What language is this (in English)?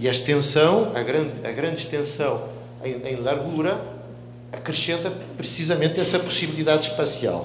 Portuguese